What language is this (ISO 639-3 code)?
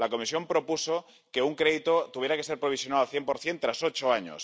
spa